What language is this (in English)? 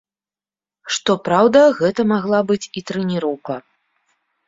Belarusian